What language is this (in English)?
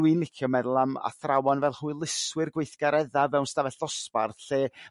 Welsh